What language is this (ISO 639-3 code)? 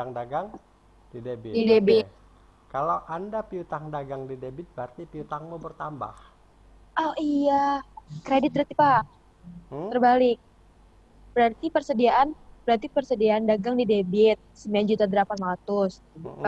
ind